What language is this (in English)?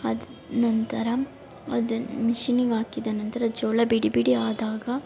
Kannada